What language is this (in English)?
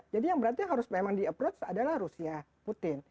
Indonesian